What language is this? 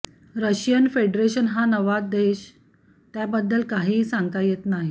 Marathi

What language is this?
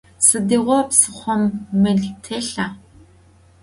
Adyghe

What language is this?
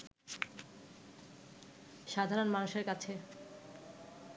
Bangla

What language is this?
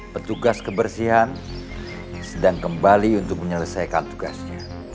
Indonesian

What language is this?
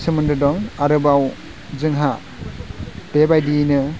Bodo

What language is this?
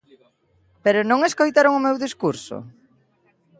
Galician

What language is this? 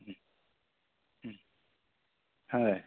Assamese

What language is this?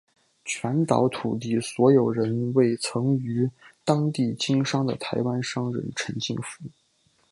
Chinese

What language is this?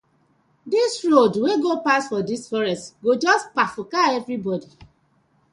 Nigerian Pidgin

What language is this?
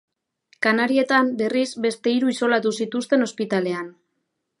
Basque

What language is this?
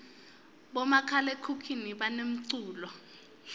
Swati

